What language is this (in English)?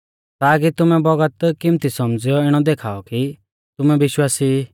Mahasu Pahari